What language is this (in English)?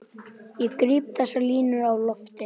Icelandic